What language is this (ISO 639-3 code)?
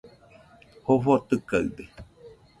hux